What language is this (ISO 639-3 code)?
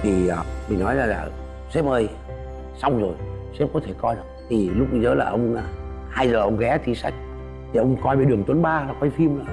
vie